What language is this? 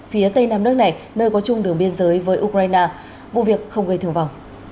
Vietnamese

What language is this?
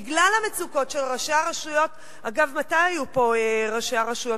Hebrew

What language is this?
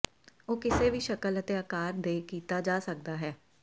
Punjabi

